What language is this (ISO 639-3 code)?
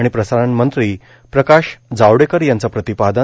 mar